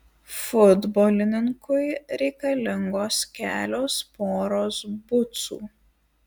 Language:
Lithuanian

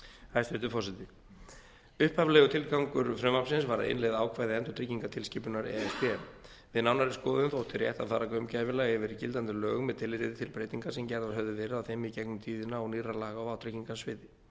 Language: Icelandic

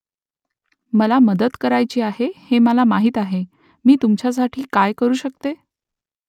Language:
Marathi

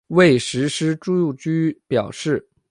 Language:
Chinese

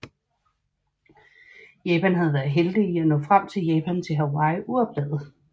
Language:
Danish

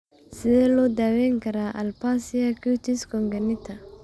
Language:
Somali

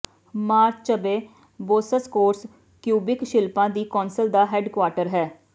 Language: Punjabi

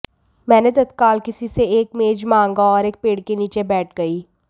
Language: Hindi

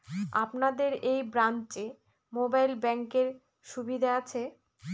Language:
Bangla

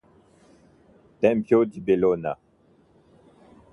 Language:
Italian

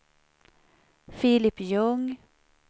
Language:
Swedish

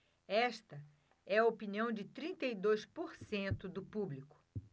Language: Portuguese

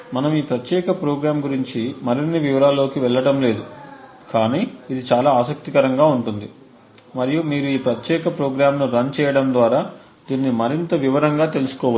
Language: Telugu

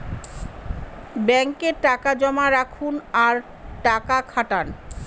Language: Bangla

